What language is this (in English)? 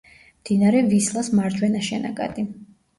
Georgian